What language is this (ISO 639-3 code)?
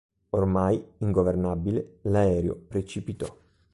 ita